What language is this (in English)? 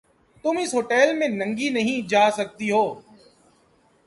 Urdu